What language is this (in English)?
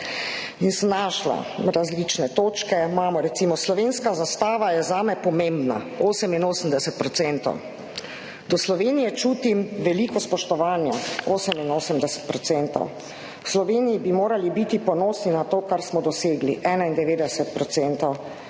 Slovenian